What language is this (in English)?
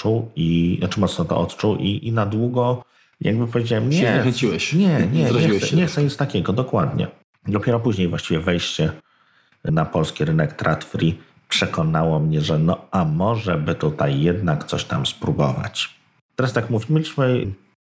Polish